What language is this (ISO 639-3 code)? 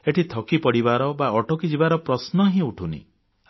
ori